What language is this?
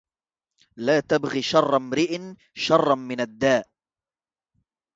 Arabic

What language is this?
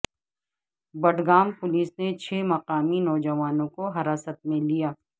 Urdu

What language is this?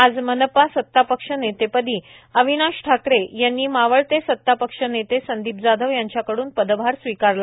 Marathi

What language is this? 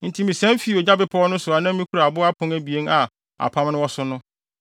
Akan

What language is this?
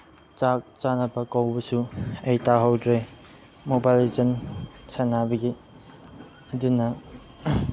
Manipuri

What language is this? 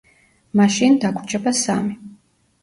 Georgian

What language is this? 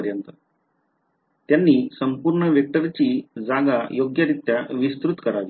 Marathi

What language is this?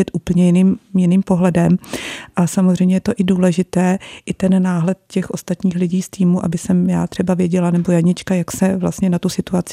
Czech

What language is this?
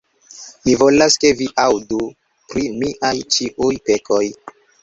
Esperanto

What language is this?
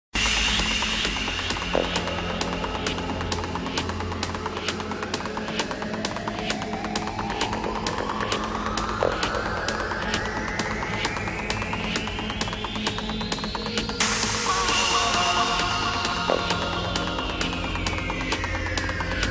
Polish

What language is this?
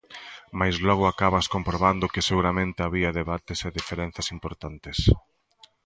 Galician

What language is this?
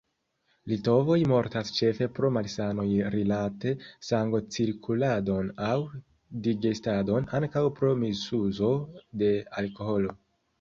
Esperanto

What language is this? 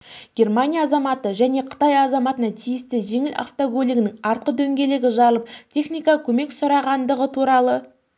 Kazakh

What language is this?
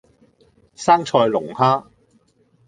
Cantonese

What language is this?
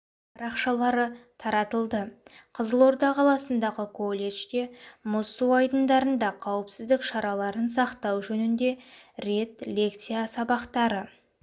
Kazakh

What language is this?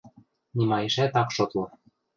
Western Mari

